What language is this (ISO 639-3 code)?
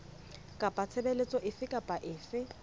sot